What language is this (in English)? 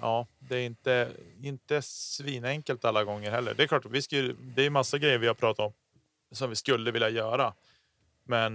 Swedish